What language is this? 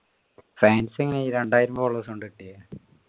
Malayalam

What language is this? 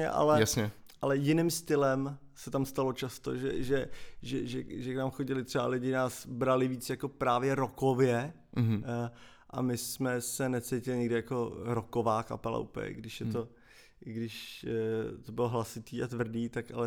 Czech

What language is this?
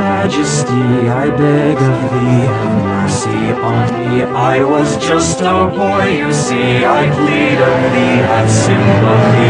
English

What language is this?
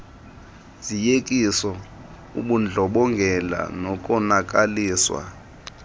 Xhosa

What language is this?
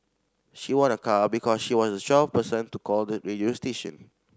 English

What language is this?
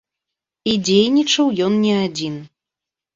Belarusian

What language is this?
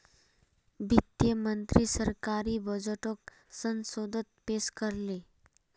Magahi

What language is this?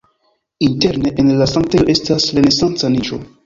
Esperanto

